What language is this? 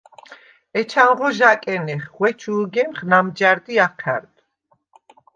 Svan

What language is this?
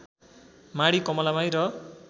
Nepali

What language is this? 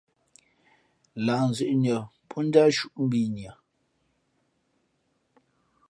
Fe'fe'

